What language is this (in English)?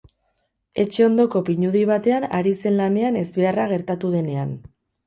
Basque